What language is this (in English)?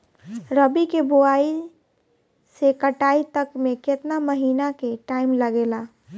Bhojpuri